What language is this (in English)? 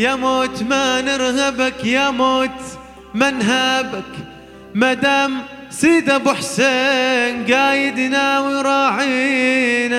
Arabic